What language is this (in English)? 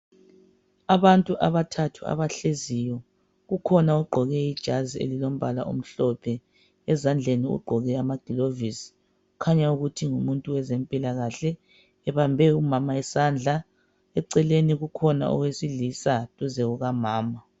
North Ndebele